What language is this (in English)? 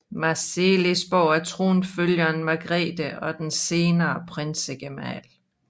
Danish